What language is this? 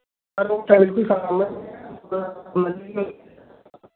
Dogri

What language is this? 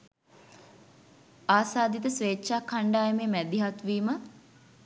Sinhala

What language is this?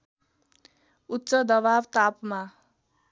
Nepali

